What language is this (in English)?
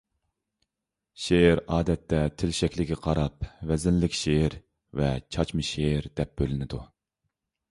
Uyghur